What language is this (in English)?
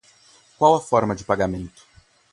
Portuguese